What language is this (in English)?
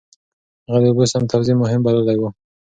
Pashto